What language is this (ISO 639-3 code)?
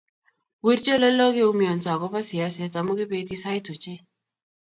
kln